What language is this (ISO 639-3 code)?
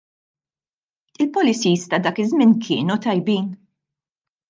mlt